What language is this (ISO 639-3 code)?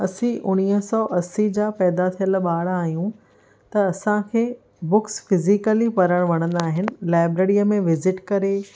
snd